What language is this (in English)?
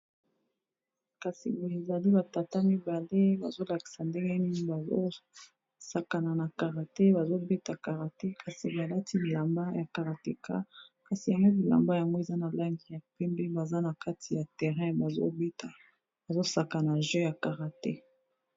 Lingala